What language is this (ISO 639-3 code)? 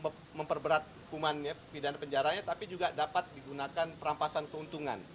ind